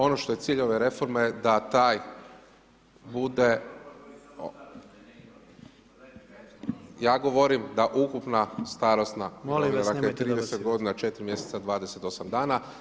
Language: Croatian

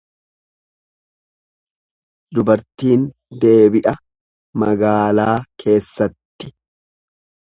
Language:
Oromo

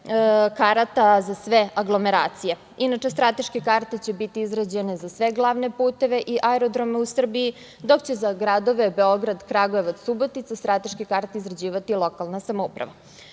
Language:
Serbian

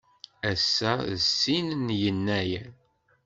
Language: Kabyle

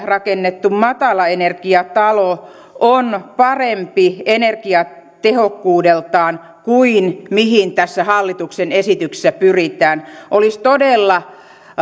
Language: Finnish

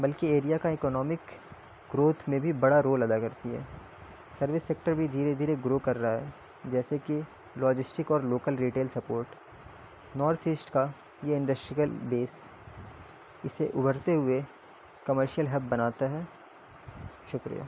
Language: Urdu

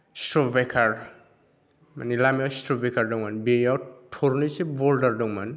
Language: Bodo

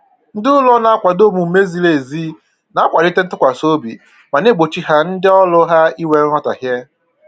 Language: Igbo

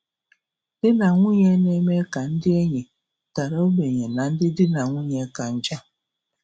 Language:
Igbo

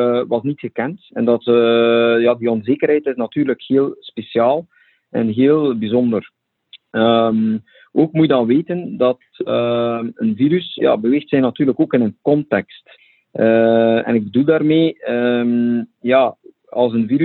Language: Dutch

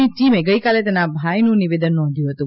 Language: Gujarati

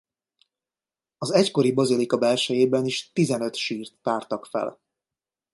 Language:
Hungarian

